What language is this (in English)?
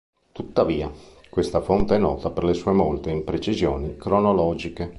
Italian